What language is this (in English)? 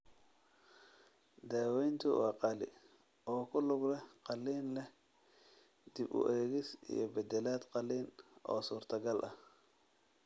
Somali